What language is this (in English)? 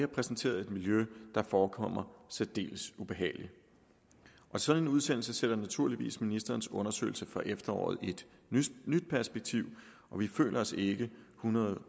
Danish